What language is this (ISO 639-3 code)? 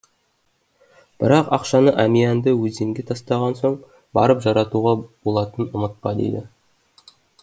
kaz